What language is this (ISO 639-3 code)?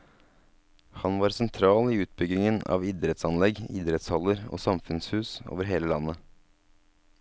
nor